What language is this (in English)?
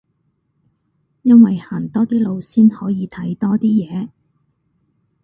Cantonese